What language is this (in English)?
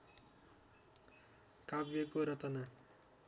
Nepali